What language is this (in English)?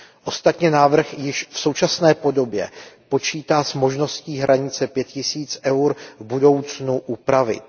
Czech